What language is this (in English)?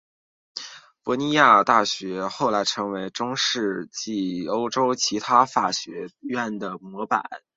Chinese